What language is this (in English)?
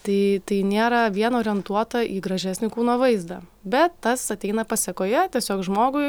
Lithuanian